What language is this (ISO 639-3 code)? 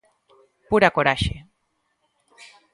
glg